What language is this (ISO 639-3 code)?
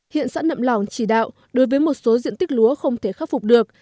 vie